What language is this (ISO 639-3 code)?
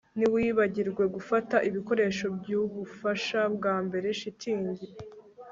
kin